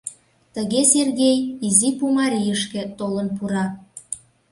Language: Mari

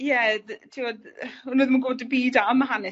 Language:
Welsh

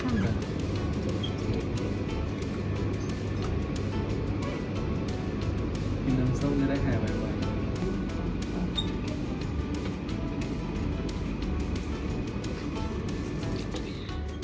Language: Thai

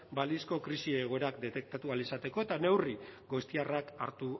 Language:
Basque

